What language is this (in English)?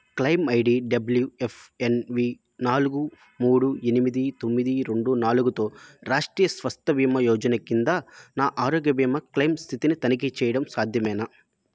Telugu